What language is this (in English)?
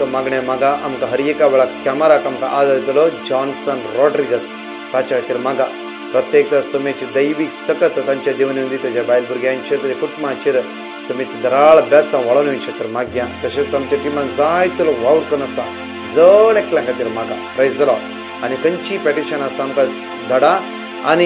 Marathi